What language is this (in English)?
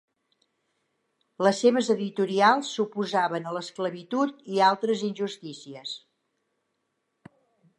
Catalan